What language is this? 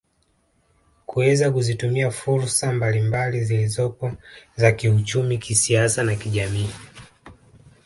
Swahili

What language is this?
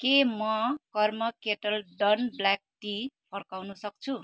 Nepali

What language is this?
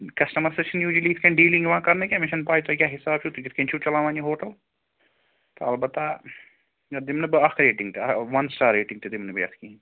Kashmiri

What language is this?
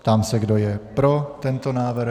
Czech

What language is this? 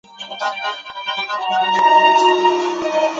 Chinese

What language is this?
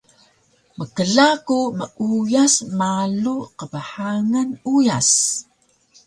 Taroko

